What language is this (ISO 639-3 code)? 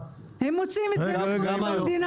heb